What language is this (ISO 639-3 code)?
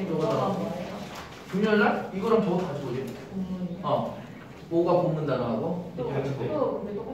kor